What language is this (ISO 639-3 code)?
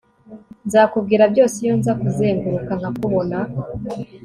kin